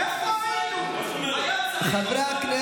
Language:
Hebrew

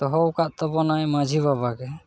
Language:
Santali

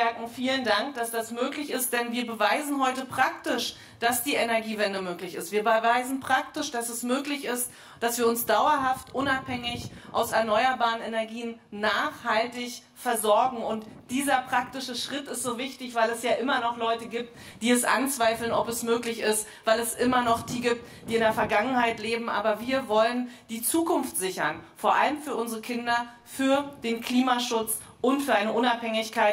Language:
German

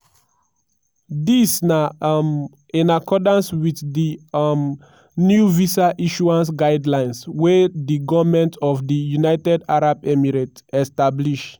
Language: Nigerian Pidgin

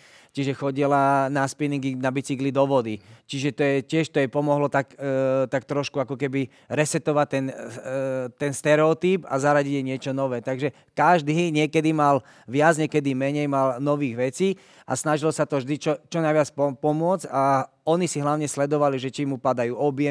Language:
Slovak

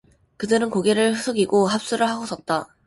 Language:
Korean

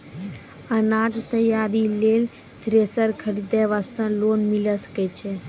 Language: Maithili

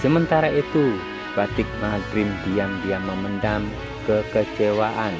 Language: Indonesian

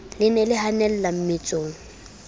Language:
Southern Sotho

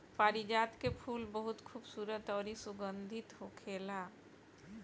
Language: Bhojpuri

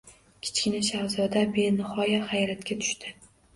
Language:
Uzbek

